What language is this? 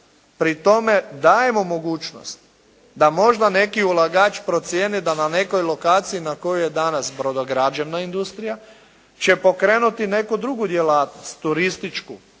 Croatian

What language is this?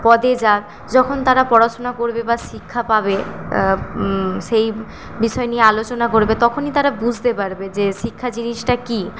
Bangla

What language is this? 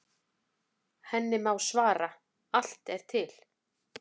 Icelandic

